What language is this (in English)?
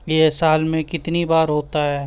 Urdu